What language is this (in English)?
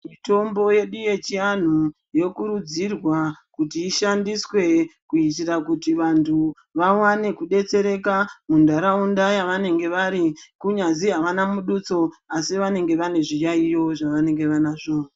Ndau